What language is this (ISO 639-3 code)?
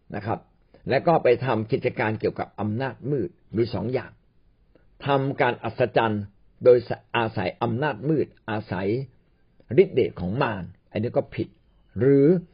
tha